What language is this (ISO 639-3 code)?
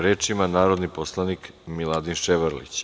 srp